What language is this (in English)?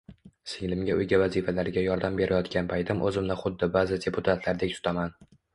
Uzbek